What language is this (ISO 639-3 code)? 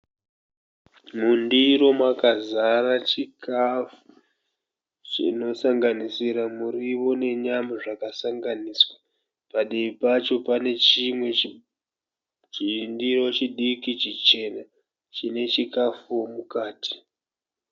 sna